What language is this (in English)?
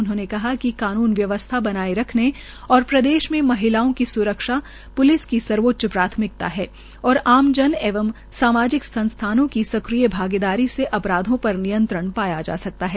Hindi